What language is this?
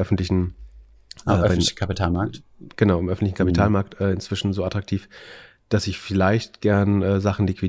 German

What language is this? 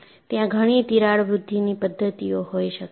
Gujarati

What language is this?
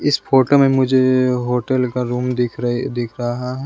Hindi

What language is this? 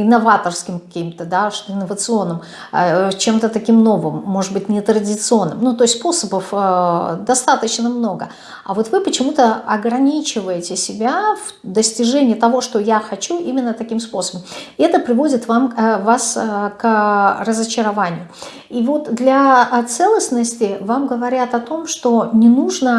Russian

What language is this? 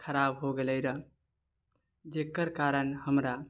Maithili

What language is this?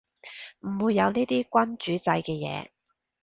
Cantonese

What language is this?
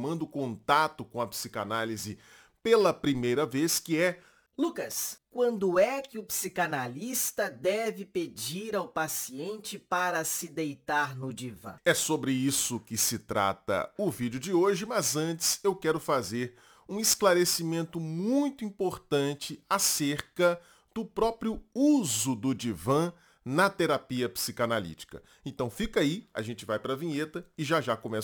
Portuguese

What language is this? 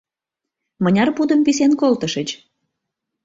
Mari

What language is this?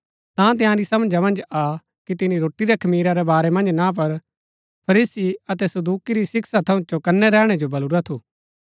Gaddi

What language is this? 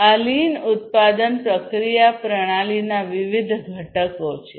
Gujarati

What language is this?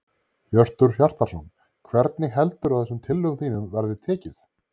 Icelandic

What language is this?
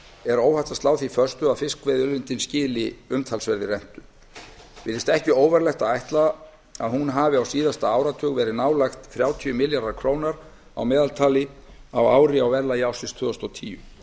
Icelandic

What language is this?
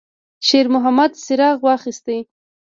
Pashto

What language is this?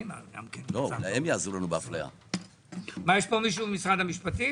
Hebrew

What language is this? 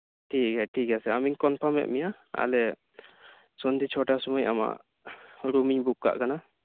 Santali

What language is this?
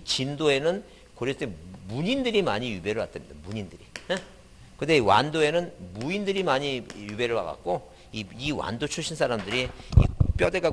Korean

